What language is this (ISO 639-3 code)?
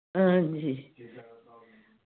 doi